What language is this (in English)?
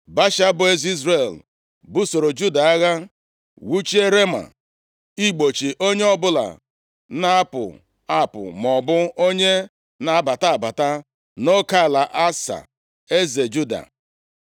Igbo